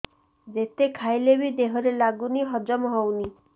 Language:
Odia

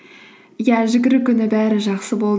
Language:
Kazakh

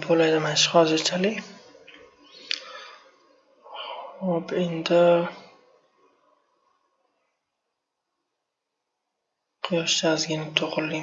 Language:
Turkish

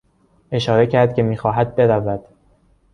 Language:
Persian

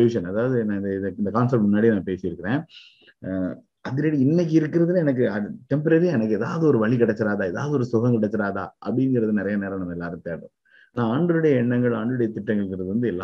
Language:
Tamil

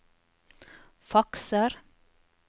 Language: Norwegian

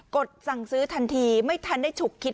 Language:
Thai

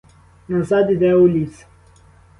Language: Ukrainian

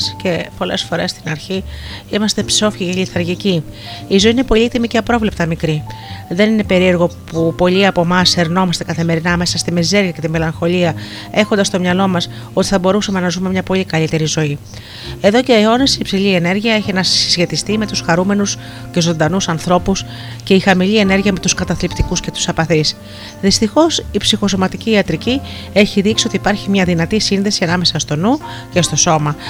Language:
Greek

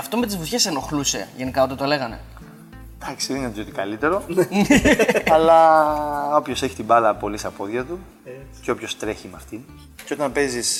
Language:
Greek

